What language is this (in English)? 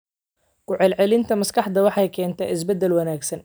Somali